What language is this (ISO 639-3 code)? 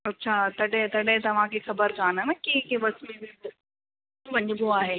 snd